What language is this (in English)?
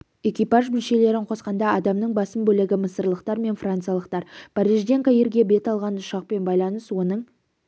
Kazakh